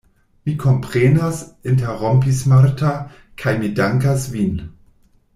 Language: Esperanto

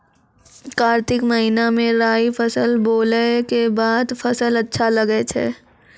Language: Maithili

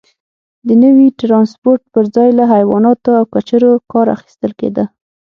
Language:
Pashto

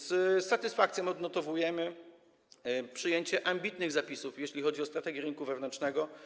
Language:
Polish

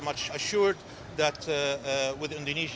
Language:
Indonesian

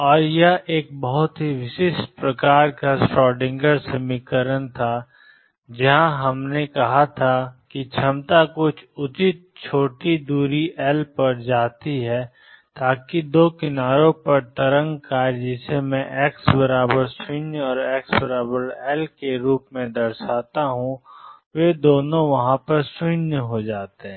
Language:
Hindi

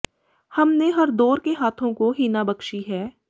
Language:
Punjabi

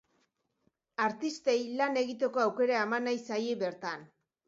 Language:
Basque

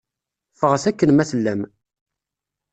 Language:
Kabyle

